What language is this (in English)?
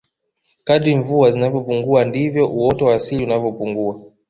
Swahili